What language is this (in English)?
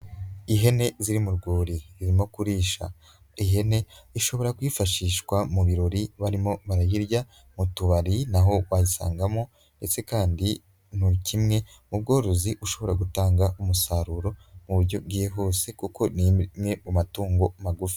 Kinyarwanda